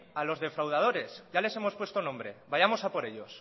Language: Spanish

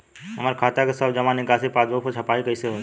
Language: Bhojpuri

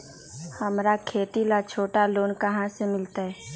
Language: Magahi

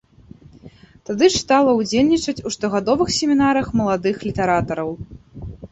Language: Belarusian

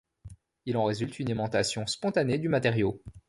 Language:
French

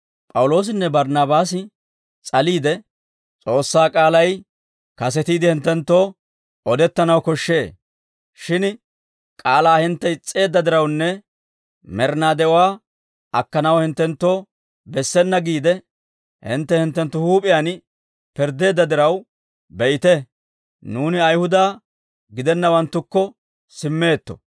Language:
Dawro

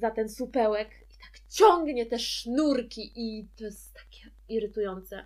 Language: Polish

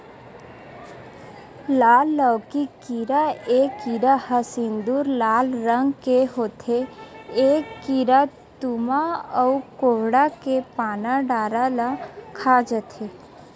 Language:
Chhattisgarhi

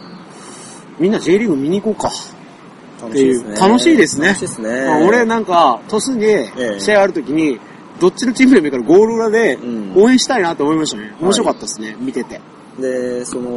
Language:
Japanese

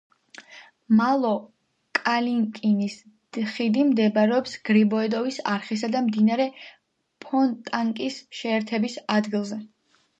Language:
Georgian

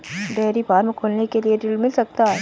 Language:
Hindi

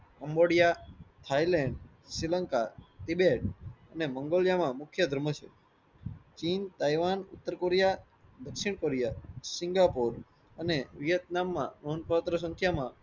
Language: Gujarati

